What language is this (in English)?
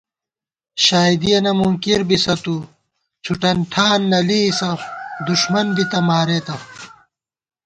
Gawar-Bati